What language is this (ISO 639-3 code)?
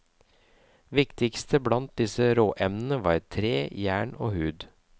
nor